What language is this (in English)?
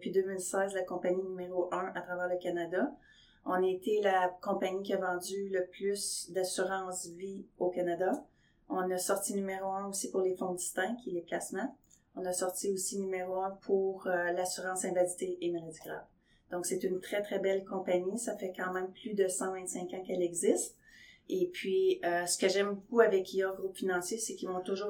French